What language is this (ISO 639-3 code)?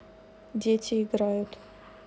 rus